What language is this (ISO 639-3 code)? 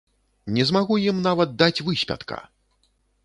bel